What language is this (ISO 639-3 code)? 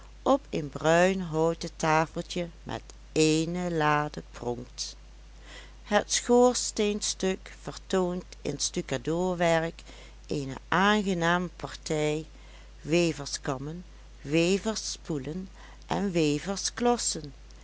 nld